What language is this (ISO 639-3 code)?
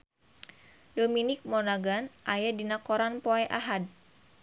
sun